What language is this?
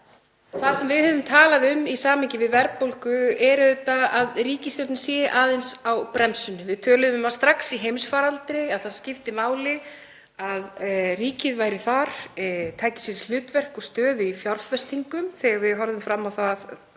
Icelandic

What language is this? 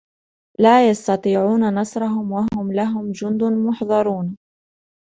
Arabic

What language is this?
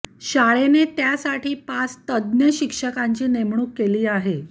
Marathi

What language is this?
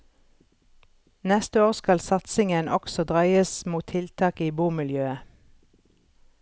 Norwegian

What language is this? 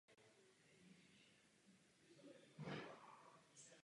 Czech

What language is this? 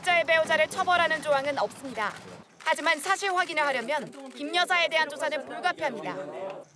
Korean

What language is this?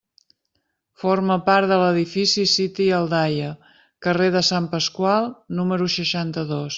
Catalan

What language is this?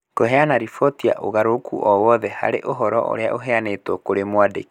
Kikuyu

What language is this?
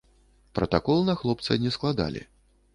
Belarusian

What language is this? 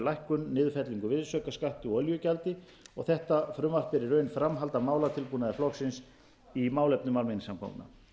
Icelandic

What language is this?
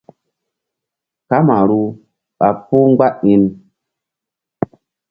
Mbum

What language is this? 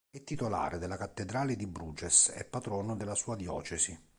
Italian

